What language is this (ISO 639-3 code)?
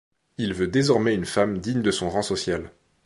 fra